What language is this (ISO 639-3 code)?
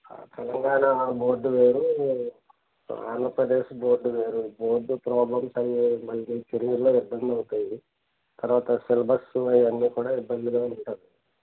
tel